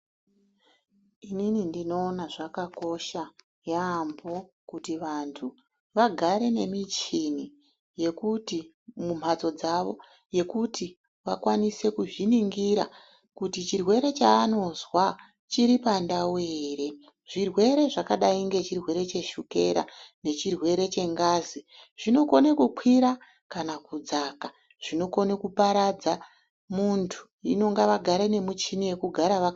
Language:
Ndau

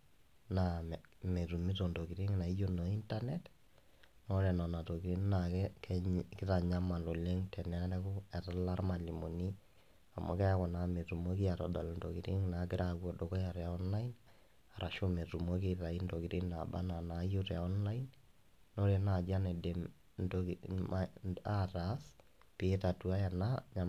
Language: Masai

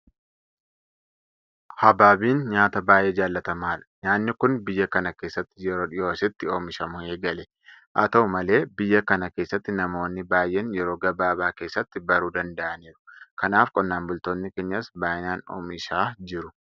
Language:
Oromo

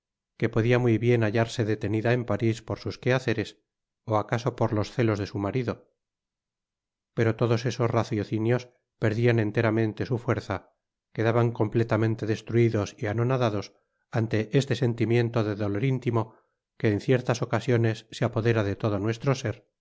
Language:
Spanish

